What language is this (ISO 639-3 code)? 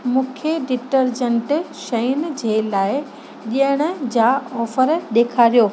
snd